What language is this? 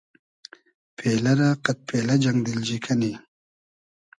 Hazaragi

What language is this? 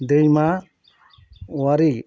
Bodo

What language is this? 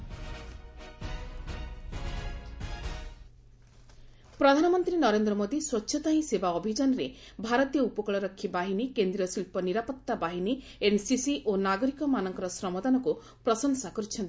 Odia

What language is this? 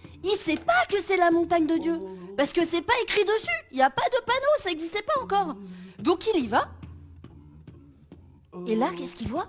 French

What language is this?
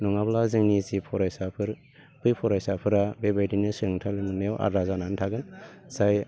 Bodo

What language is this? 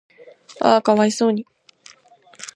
Japanese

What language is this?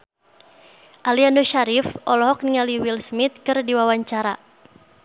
Sundanese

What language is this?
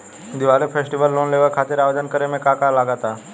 Bhojpuri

